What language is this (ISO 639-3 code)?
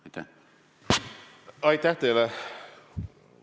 est